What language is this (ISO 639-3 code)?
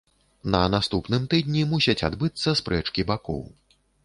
bel